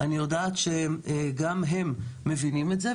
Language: Hebrew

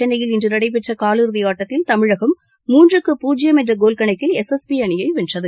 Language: Tamil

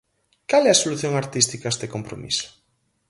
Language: Galician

